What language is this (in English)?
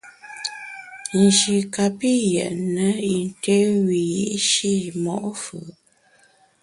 Bamun